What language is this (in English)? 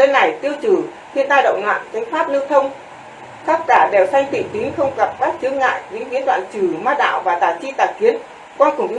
Vietnamese